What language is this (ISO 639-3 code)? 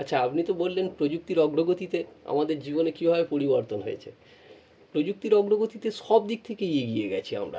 ben